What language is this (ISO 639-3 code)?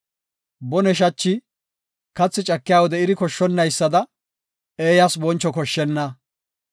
gof